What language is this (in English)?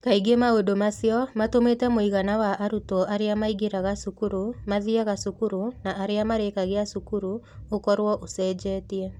Kikuyu